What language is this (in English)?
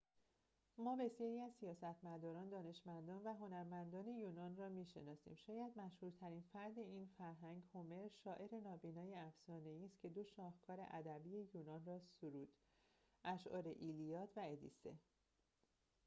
Persian